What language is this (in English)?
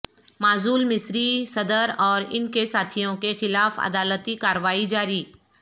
Urdu